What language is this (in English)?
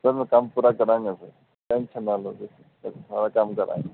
Punjabi